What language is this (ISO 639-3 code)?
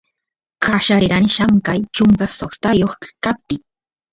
qus